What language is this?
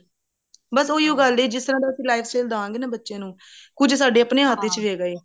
Punjabi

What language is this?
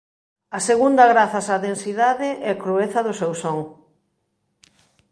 Galician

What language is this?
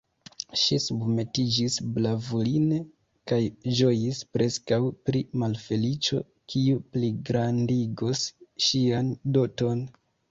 Esperanto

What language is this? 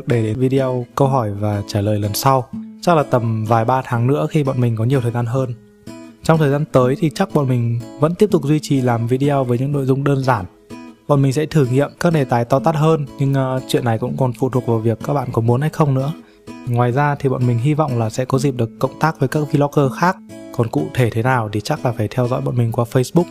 Vietnamese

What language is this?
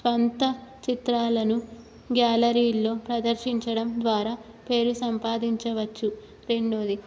Telugu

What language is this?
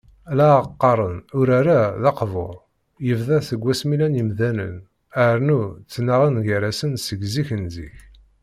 Kabyle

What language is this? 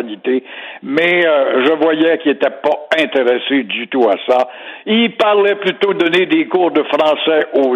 French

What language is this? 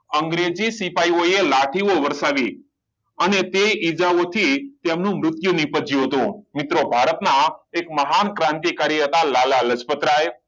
Gujarati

